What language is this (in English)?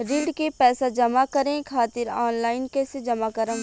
Bhojpuri